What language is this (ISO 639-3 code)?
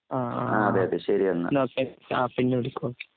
mal